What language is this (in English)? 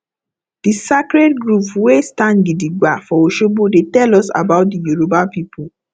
Nigerian Pidgin